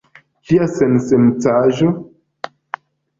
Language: Esperanto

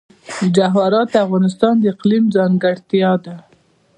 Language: Pashto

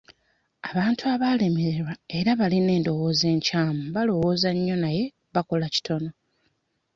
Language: Ganda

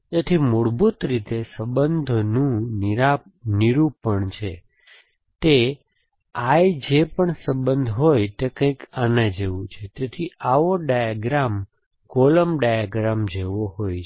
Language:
Gujarati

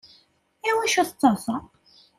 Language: Kabyle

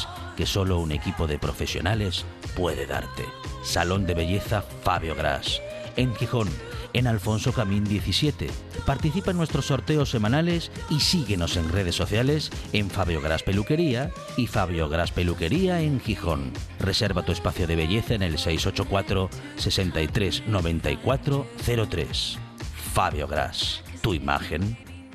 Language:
Spanish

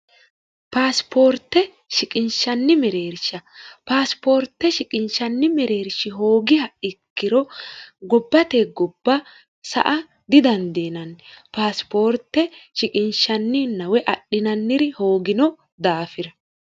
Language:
Sidamo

